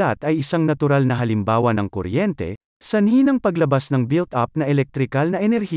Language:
Filipino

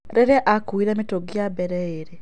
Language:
Kikuyu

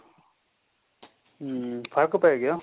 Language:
Punjabi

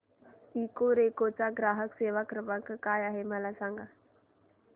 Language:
Marathi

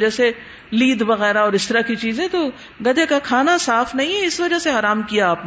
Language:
Urdu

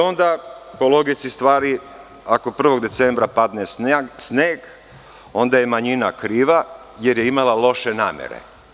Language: Serbian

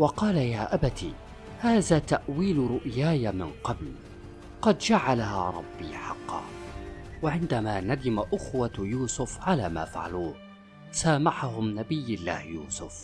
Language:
Arabic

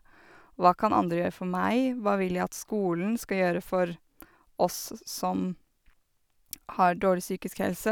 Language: Norwegian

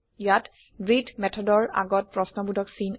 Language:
Assamese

